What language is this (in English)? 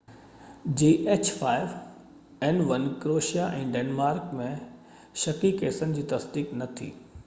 Sindhi